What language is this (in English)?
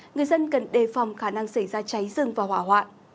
Vietnamese